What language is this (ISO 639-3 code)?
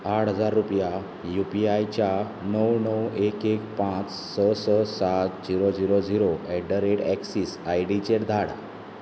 kok